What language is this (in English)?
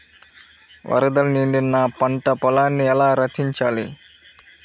Telugu